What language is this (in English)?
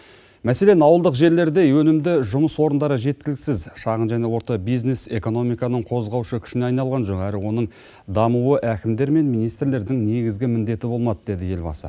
Kazakh